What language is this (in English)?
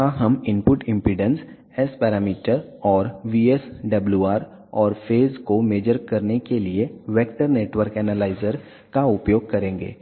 Hindi